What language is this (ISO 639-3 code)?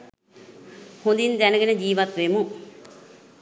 sin